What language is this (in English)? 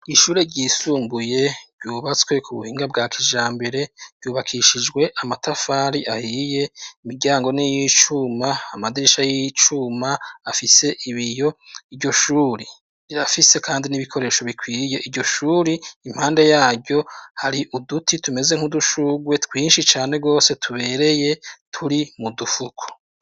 Rundi